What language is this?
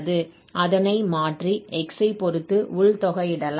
Tamil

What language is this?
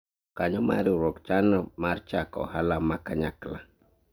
Luo (Kenya and Tanzania)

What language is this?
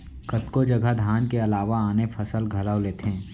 Chhattisgarhi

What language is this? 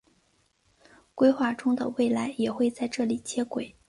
Chinese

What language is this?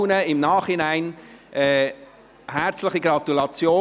Swiss German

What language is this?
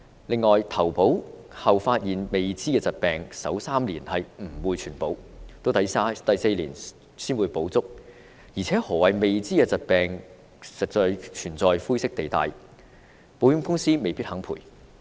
Cantonese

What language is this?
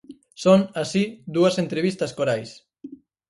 Galician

